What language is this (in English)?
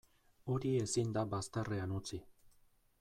Basque